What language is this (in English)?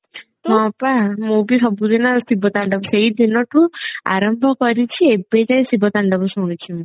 Odia